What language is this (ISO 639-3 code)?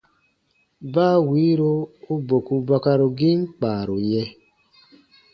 bba